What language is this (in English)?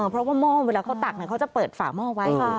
Thai